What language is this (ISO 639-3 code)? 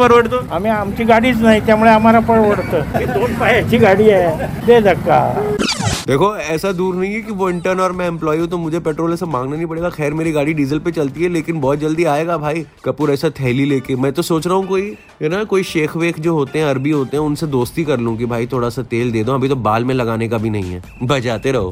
hin